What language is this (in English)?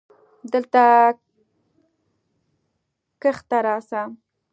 Pashto